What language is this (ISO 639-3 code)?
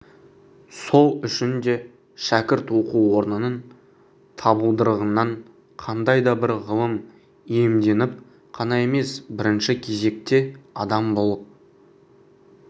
kaz